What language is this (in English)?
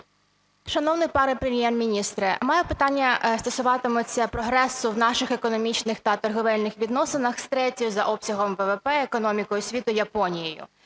Ukrainian